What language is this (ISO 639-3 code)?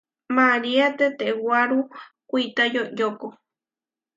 var